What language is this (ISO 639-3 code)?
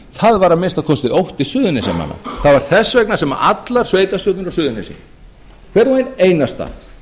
isl